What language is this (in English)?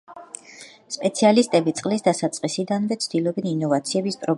Georgian